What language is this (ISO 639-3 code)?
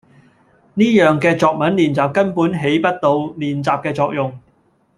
yue